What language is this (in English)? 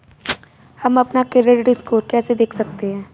Hindi